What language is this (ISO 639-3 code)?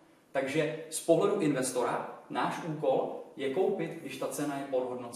ces